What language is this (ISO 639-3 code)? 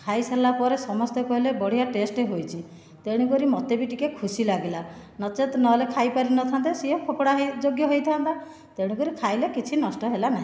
ori